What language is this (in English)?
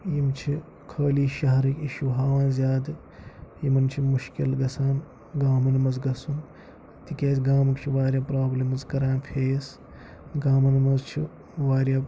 Kashmiri